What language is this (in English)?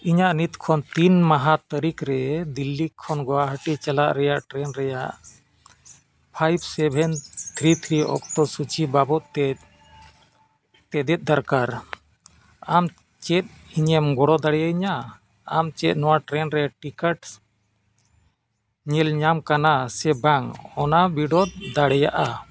Santali